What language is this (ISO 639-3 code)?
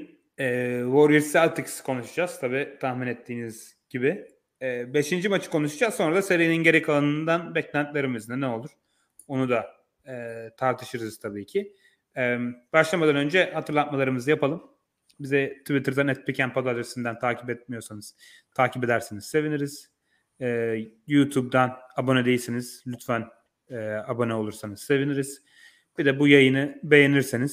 tur